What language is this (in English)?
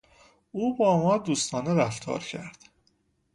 Persian